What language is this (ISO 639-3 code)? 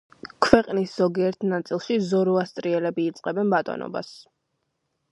kat